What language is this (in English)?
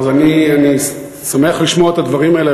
Hebrew